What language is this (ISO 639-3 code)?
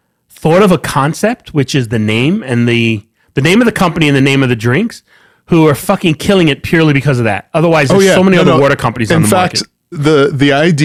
eng